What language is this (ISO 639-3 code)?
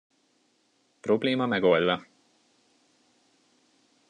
hun